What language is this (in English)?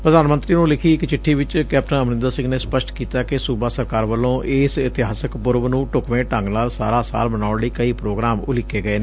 Punjabi